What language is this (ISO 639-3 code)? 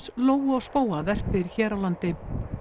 isl